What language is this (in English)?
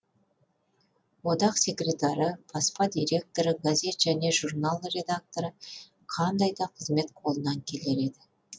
Kazakh